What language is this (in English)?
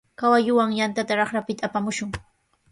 Sihuas Ancash Quechua